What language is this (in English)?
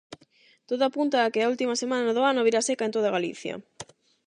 Galician